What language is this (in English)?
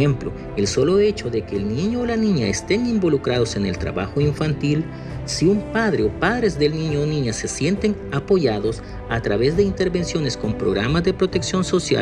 Spanish